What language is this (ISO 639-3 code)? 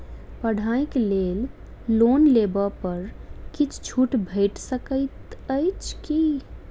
mai